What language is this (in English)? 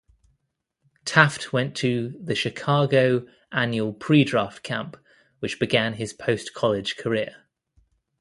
English